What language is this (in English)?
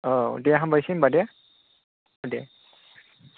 Bodo